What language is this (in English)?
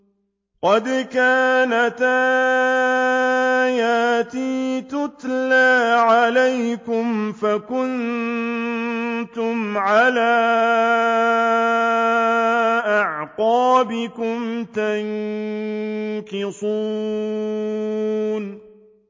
Arabic